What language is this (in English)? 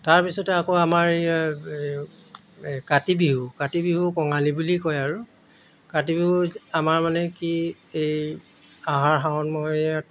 Assamese